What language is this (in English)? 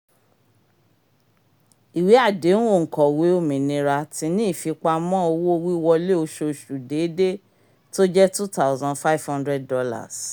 Yoruba